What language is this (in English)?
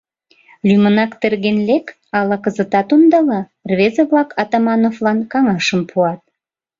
Mari